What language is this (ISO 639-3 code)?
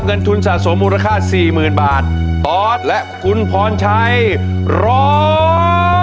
tha